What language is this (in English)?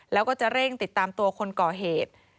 Thai